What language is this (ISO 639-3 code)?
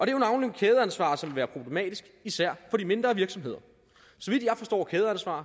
dan